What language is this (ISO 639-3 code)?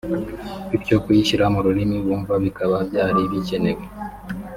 kin